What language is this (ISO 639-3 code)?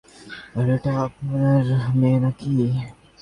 ben